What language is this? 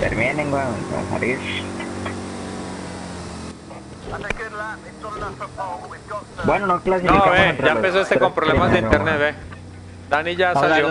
Spanish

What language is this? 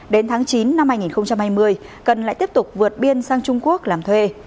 Vietnamese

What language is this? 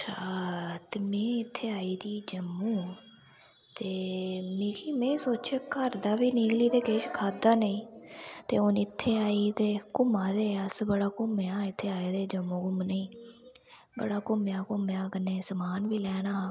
Dogri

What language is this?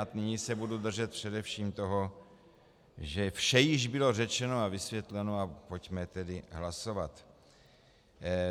Czech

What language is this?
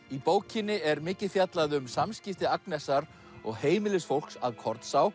Icelandic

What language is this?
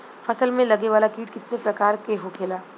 Bhojpuri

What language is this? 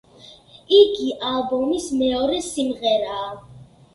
Georgian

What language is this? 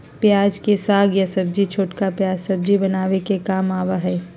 Magahi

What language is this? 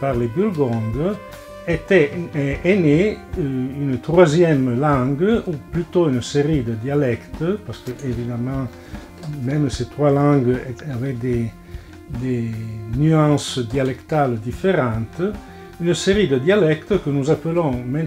French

